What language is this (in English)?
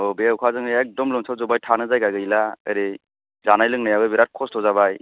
Bodo